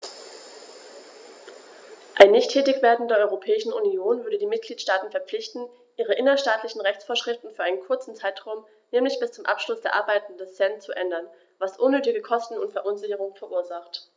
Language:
German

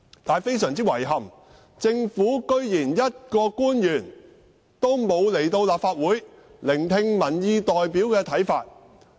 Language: Cantonese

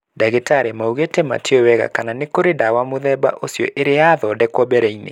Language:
Kikuyu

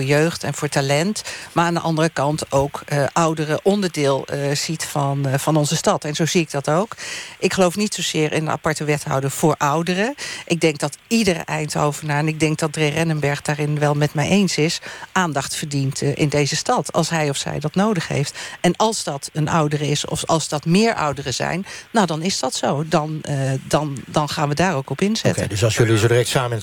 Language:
Dutch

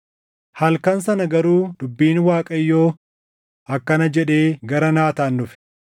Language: Oromo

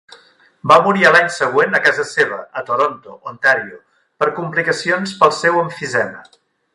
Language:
Catalan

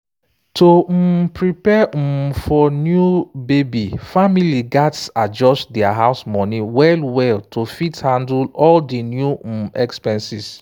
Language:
Nigerian Pidgin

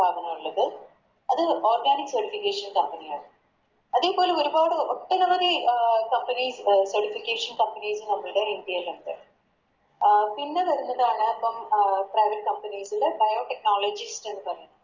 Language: Malayalam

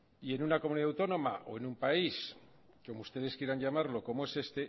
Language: Spanish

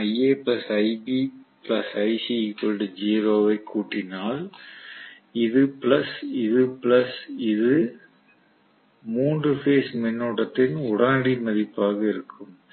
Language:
Tamil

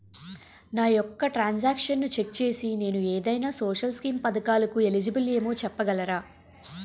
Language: Telugu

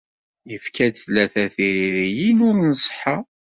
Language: Kabyle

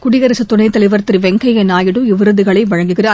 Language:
Tamil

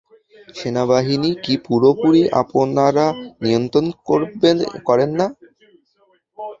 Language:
Bangla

